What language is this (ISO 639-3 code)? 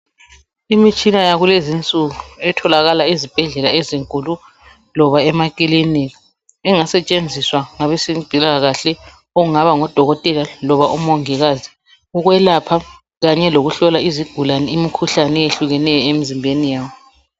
nde